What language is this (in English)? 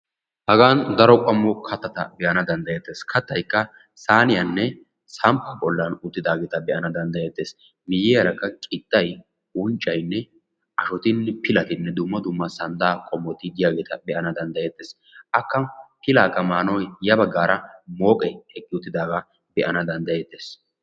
Wolaytta